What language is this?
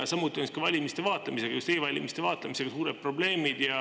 Estonian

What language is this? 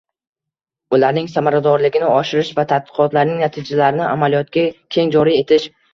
Uzbek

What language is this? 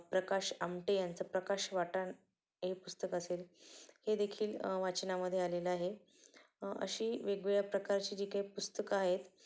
Marathi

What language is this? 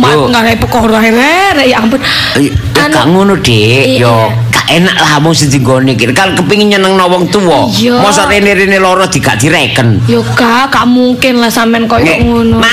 Indonesian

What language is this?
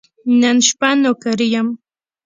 Pashto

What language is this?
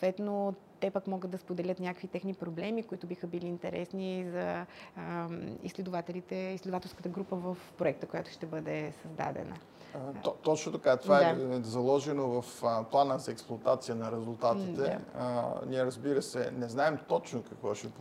Bulgarian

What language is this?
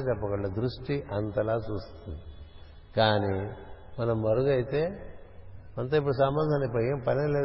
Telugu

